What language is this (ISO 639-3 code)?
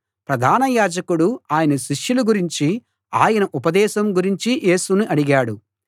tel